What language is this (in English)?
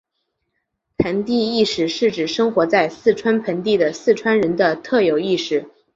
Chinese